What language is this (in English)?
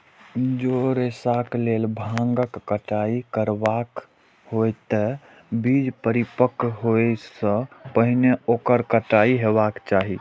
Maithili